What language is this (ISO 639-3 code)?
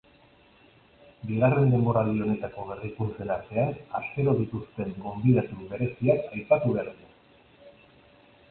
eus